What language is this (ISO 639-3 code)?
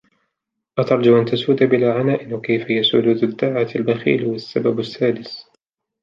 ara